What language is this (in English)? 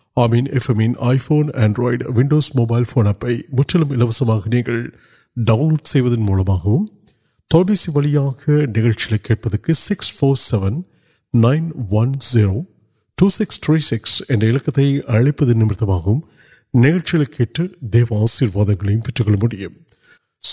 Urdu